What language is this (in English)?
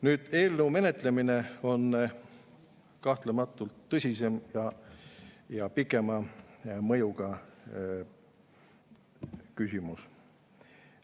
Estonian